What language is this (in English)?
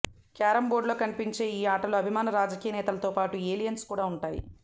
Telugu